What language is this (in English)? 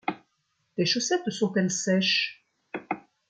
French